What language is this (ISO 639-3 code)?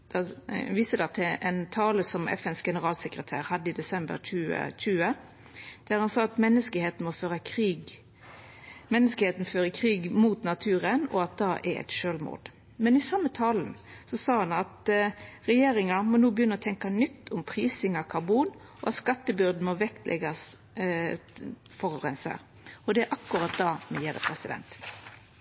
nno